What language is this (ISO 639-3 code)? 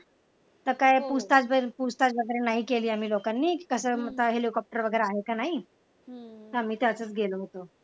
mar